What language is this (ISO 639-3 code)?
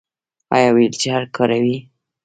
pus